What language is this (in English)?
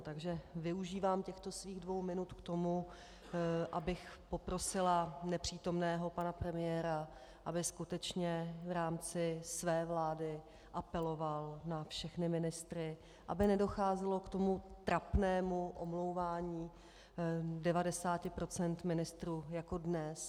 Czech